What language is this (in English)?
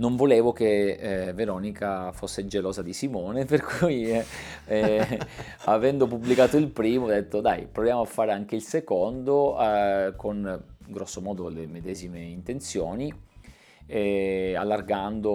Italian